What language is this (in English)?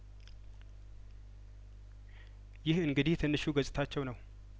Amharic